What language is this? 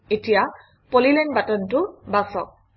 Assamese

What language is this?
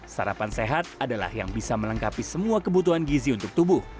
Indonesian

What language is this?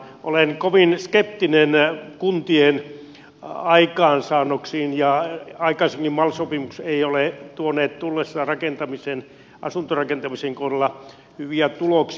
Finnish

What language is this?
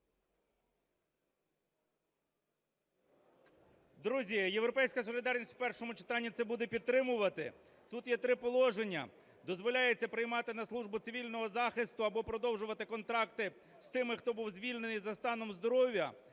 Ukrainian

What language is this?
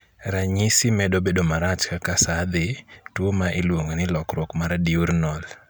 Luo (Kenya and Tanzania)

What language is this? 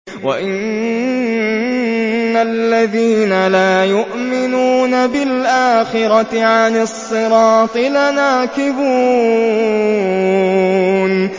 Arabic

